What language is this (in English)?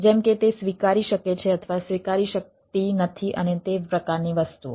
Gujarati